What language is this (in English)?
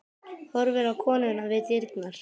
Icelandic